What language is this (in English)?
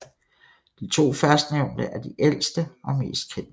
Danish